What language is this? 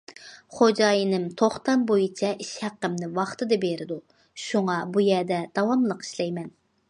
Uyghur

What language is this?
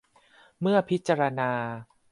Thai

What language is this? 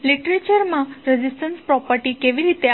Gujarati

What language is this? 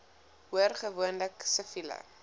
Afrikaans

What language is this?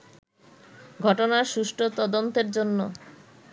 Bangla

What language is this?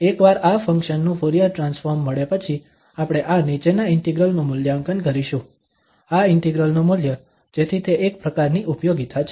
Gujarati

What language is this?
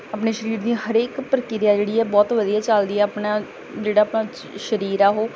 Punjabi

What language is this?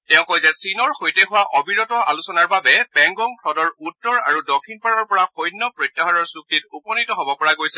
Assamese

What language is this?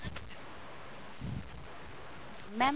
Punjabi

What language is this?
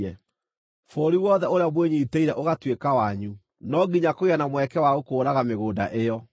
Kikuyu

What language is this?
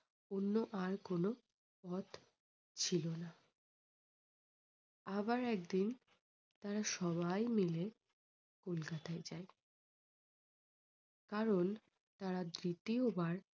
Bangla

